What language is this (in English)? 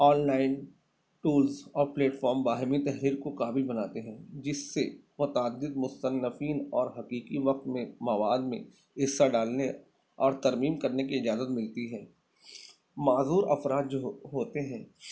Urdu